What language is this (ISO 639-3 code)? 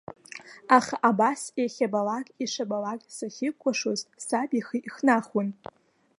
abk